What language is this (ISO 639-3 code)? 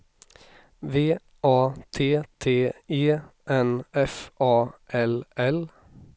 swe